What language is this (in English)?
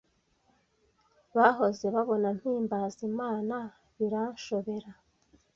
Kinyarwanda